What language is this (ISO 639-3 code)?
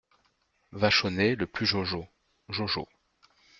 fra